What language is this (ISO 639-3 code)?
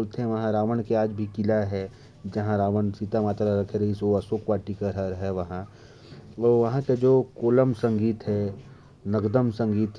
kfp